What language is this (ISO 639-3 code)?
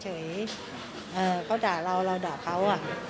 tha